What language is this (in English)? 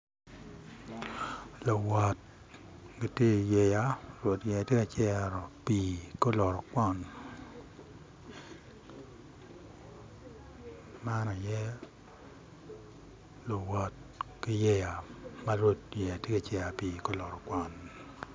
Acoli